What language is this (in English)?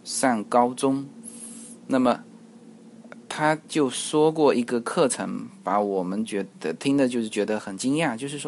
Chinese